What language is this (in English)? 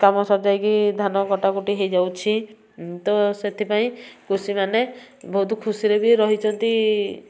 Odia